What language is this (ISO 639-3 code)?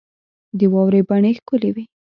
pus